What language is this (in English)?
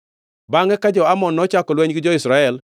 Luo (Kenya and Tanzania)